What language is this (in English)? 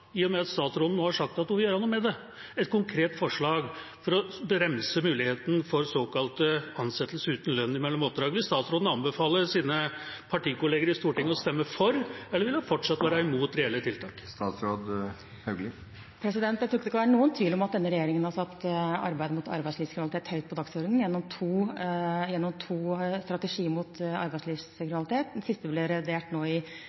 Norwegian Bokmål